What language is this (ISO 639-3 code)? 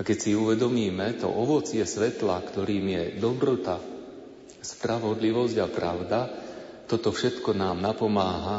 slk